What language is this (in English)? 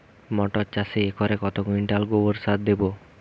Bangla